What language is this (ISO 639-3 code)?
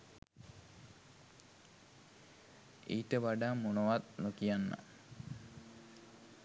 sin